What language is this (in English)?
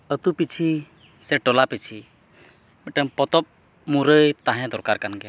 Santali